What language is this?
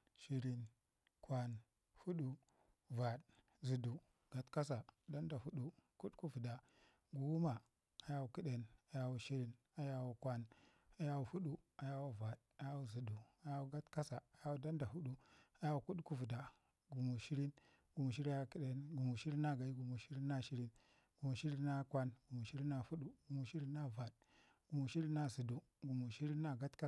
Ngizim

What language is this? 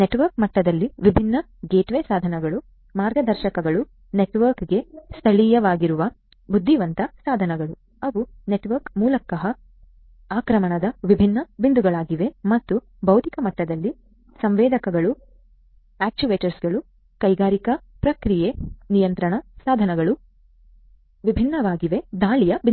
Kannada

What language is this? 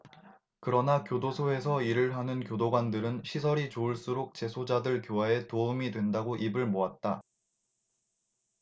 Korean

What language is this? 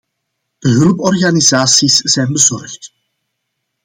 Dutch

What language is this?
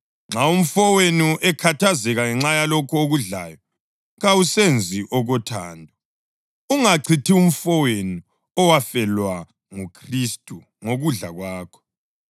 North Ndebele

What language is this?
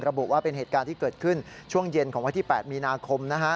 Thai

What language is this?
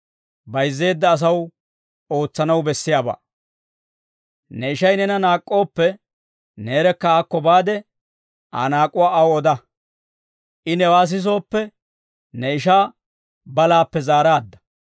Dawro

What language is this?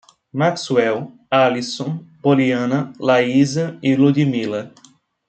Portuguese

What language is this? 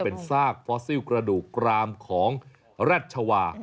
Thai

